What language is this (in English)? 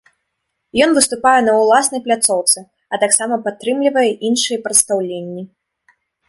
Belarusian